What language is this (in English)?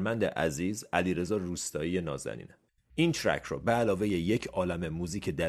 Persian